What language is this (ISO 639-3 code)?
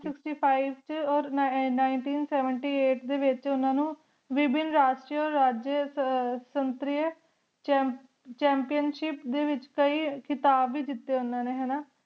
pan